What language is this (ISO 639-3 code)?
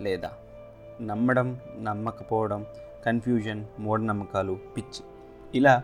tel